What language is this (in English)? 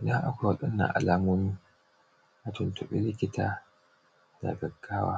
Hausa